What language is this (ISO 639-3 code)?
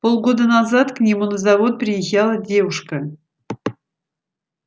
rus